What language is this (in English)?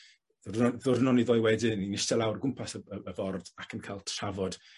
Welsh